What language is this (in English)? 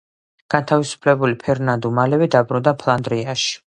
Georgian